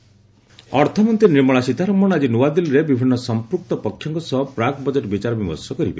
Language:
Odia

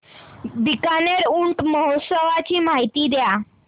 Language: Marathi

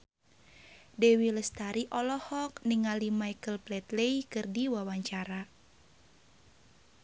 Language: Sundanese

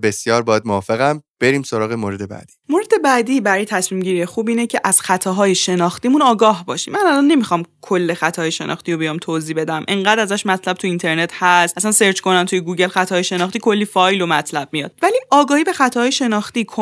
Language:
Persian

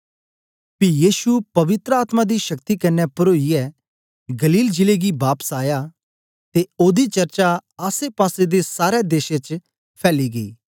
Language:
Dogri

